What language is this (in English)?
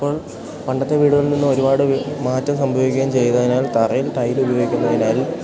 Malayalam